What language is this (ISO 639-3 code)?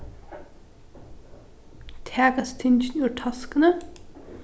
fao